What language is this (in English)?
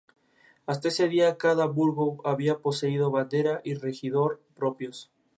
Spanish